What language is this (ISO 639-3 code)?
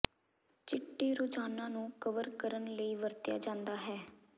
pan